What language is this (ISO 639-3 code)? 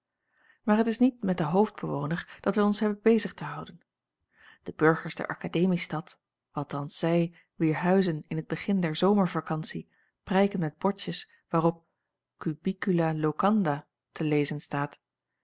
nld